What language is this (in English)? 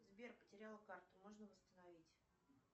Russian